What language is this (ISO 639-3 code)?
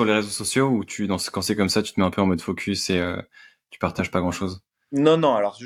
fra